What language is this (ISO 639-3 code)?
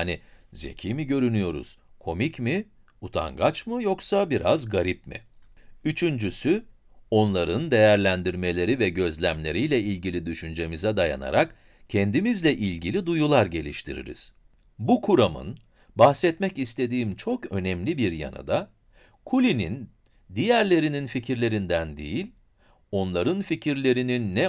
tur